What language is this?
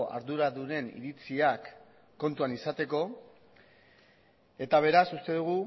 Basque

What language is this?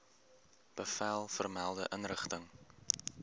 Afrikaans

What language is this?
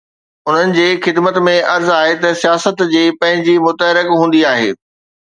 Sindhi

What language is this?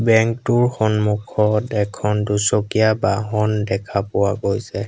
Assamese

